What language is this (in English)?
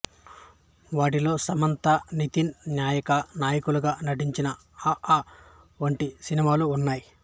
Telugu